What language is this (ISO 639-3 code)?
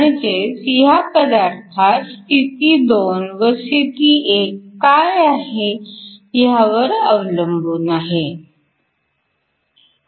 mar